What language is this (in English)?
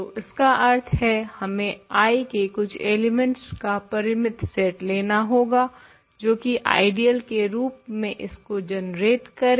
Hindi